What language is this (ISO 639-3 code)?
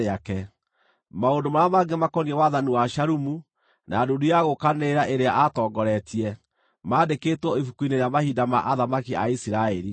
kik